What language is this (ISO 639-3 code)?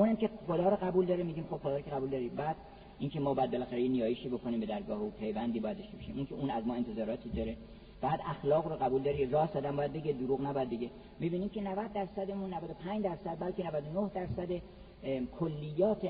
fas